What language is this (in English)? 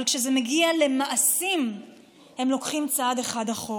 Hebrew